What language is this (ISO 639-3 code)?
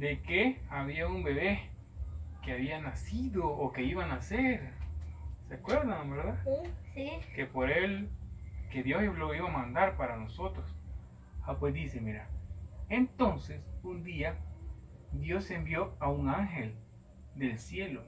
spa